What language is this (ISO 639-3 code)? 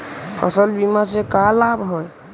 mag